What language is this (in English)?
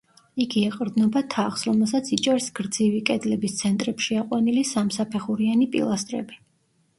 Georgian